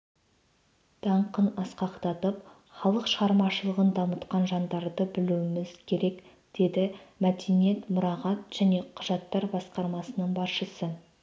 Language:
Kazakh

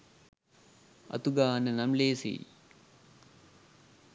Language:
Sinhala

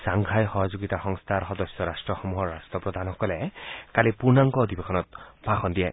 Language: Assamese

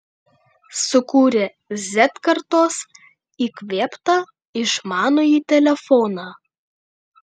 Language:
Lithuanian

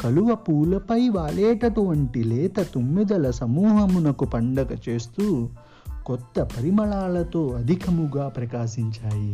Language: Telugu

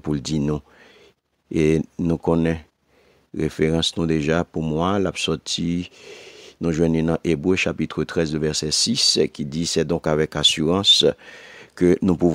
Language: French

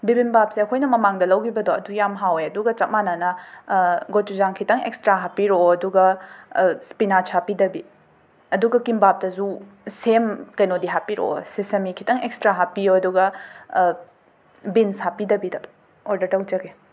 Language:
Manipuri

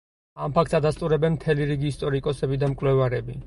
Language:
Georgian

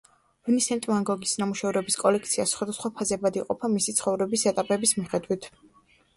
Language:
Georgian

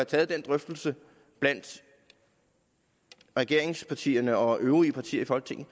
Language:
Danish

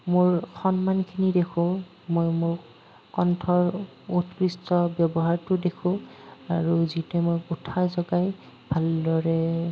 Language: Assamese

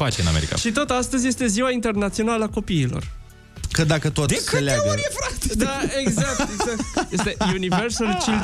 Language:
Romanian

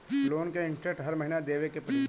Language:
Bhojpuri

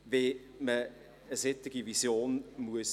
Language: Swiss German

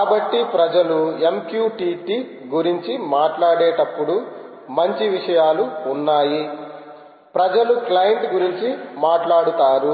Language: Telugu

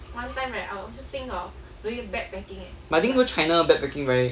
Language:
English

